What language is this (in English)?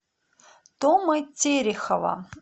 Russian